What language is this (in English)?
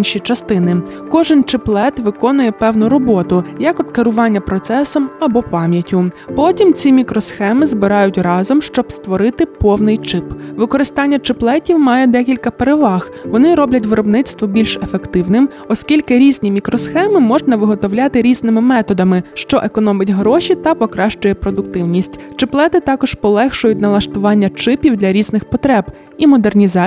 Ukrainian